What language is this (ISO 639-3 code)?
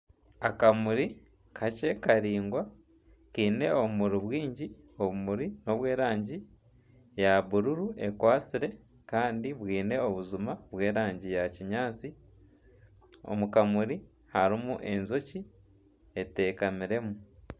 nyn